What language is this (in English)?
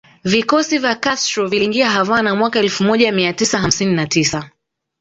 Swahili